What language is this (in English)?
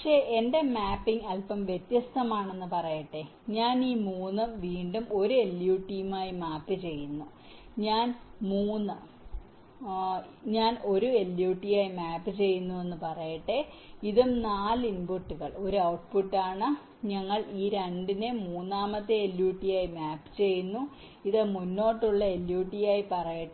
Malayalam